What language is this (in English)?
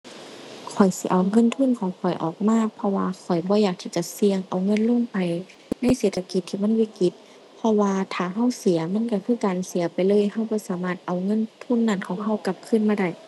Thai